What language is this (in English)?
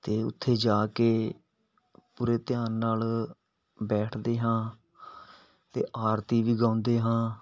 Punjabi